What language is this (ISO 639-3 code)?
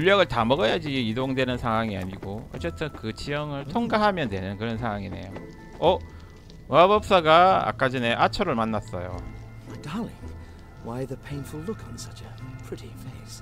kor